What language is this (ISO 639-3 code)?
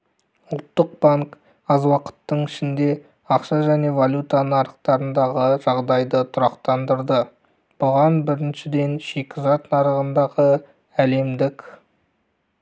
kaz